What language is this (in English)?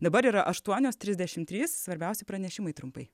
Lithuanian